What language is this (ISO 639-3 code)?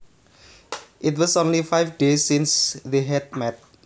jav